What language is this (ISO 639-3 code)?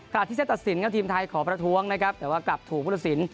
tha